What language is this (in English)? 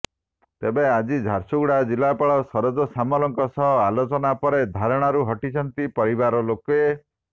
Odia